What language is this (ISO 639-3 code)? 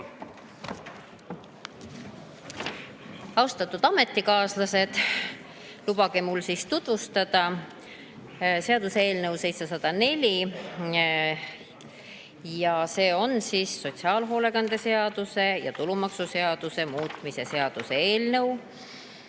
est